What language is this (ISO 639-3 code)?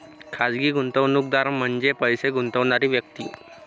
mar